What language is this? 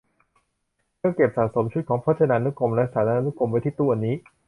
Thai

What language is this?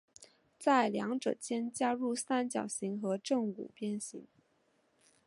Chinese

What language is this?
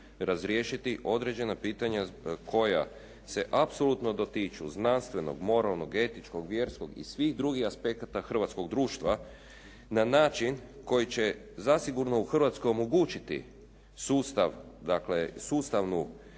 Croatian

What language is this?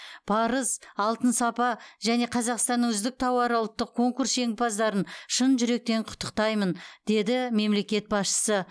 Kazakh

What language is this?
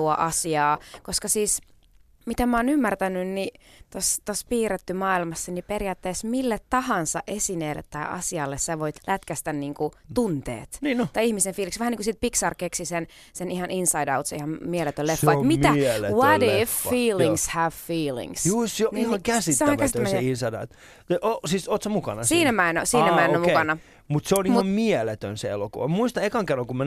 Finnish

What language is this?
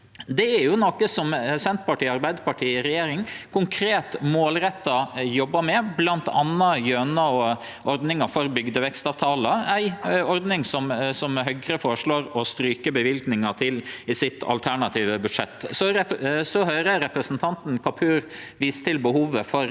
Norwegian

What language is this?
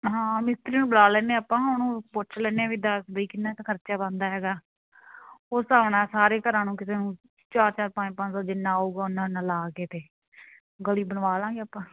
Punjabi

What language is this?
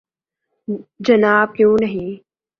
Urdu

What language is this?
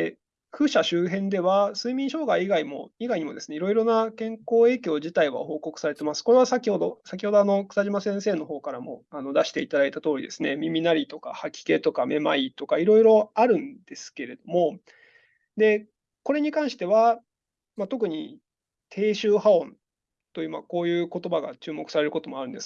Japanese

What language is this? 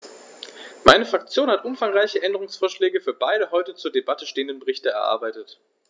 German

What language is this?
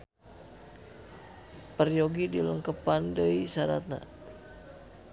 Sundanese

